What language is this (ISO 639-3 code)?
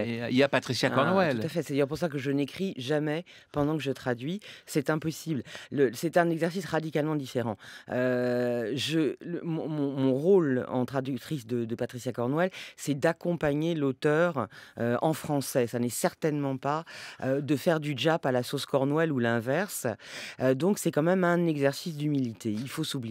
fra